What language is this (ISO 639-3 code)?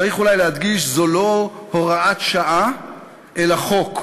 heb